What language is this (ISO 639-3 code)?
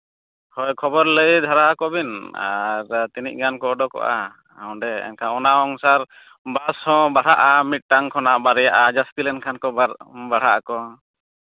sat